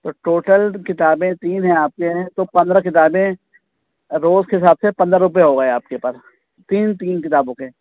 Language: Urdu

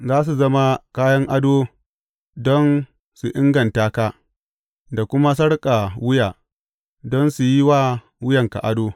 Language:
Hausa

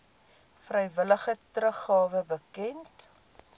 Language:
Afrikaans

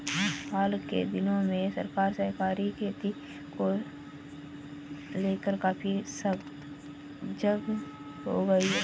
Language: Hindi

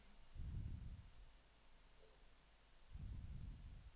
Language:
Danish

